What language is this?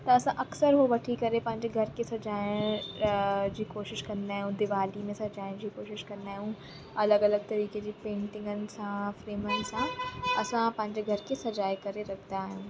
Sindhi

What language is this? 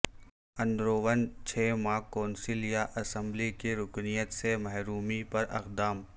Urdu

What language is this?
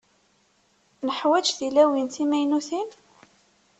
Kabyle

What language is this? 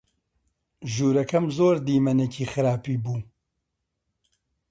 Central Kurdish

